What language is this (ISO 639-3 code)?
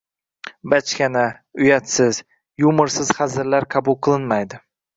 uzb